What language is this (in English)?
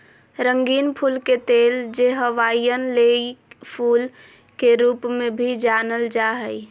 Magahi